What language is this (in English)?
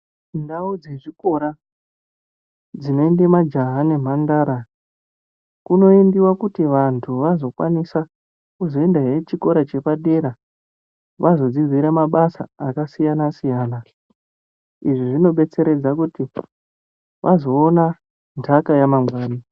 Ndau